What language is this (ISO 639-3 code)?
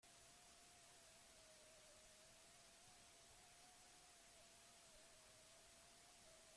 eus